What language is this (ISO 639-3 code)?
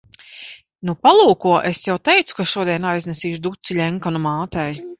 lav